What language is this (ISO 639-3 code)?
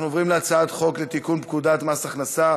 heb